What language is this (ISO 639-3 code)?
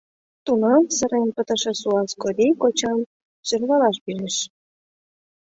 chm